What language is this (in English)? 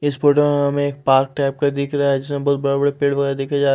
Hindi